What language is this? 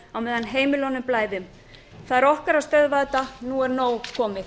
Icelandic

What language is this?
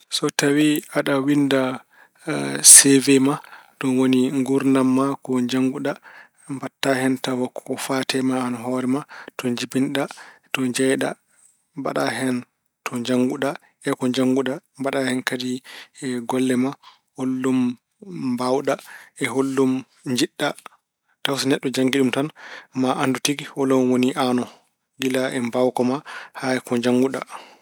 Fula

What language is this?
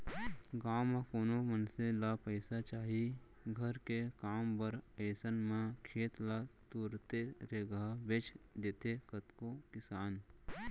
Chhattisgarhi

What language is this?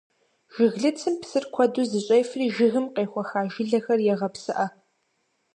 Kabardian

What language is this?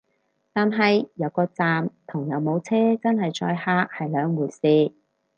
Cantonese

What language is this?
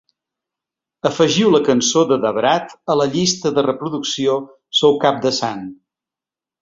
Catalan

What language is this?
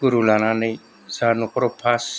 Bodo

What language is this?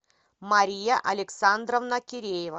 Russian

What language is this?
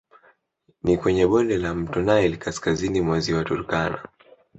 Swahili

